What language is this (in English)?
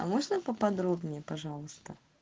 Russian